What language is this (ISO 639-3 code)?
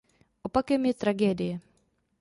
ces